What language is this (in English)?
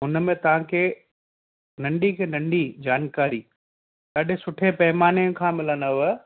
Sindhi